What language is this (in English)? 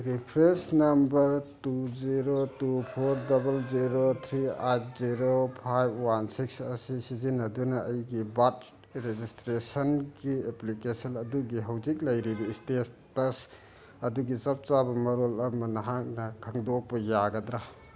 Manipuri